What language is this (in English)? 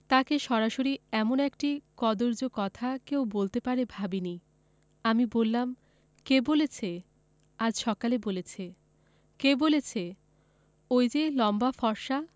Bangla